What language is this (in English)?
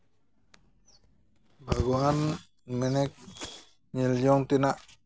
Santali